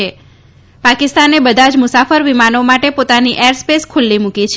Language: Gujarati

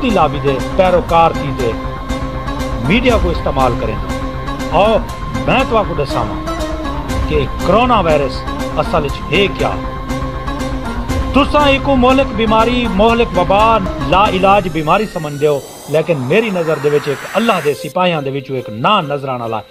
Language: Hindi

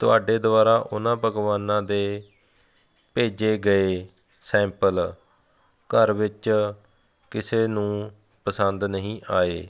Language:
Punjabi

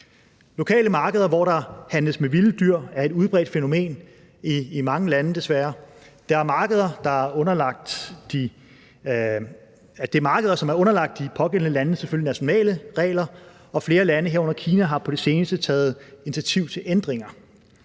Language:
Danish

